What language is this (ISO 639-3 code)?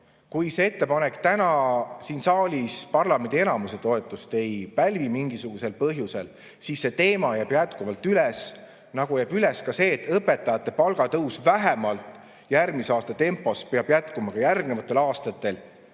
est